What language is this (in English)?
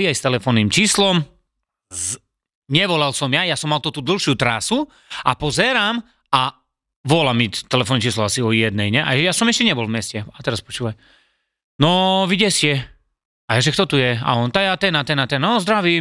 Slovak